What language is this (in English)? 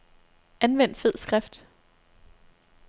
Danish